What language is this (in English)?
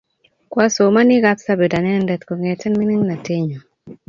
Kalenjin